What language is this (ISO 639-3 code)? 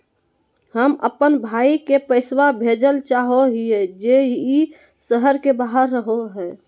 mag